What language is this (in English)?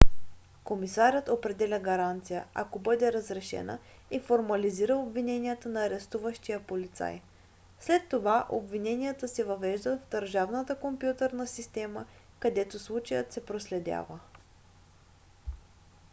Bulgarian